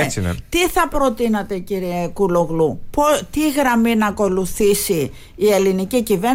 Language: Greek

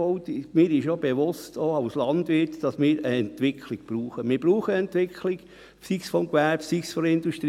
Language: Swiss German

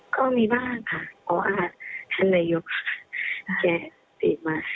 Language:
Thai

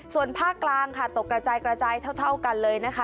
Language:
Thai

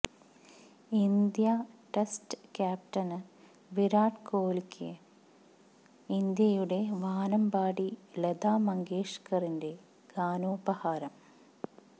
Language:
Malayalam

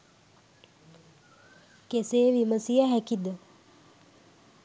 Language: Sinhala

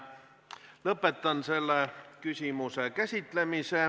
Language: Estonian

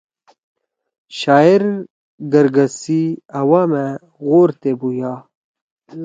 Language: Torwali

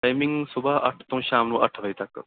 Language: Punjabi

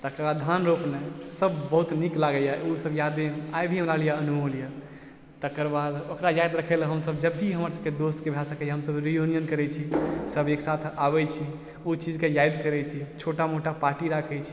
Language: Maithili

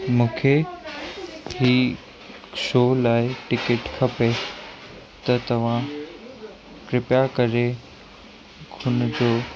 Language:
Sindhi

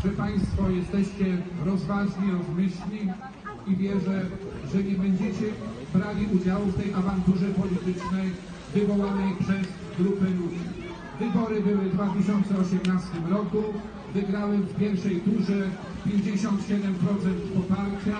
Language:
Polish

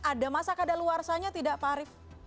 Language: Indonesian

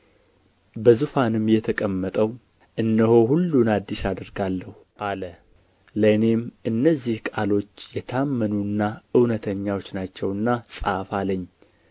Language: Amharic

